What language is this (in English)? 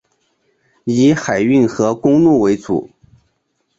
Chinese